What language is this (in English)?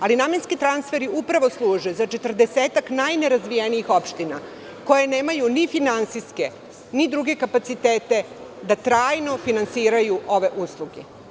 Serbian